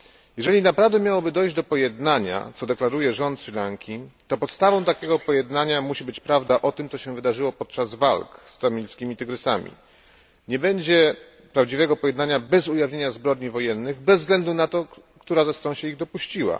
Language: Polish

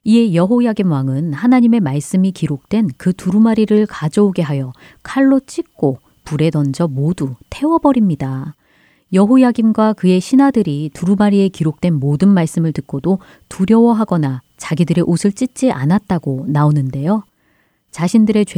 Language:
Korean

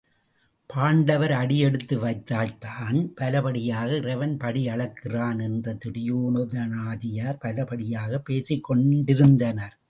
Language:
Tamil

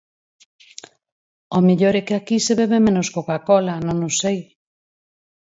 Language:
Galician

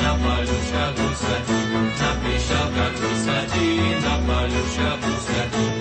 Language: Slovak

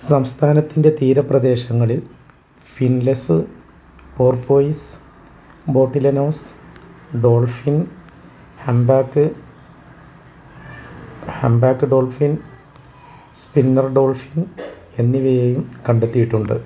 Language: Malayalam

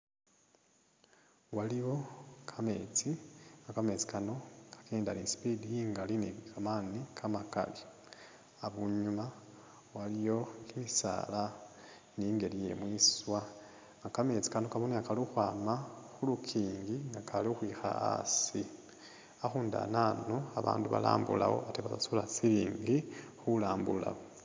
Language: Masaaba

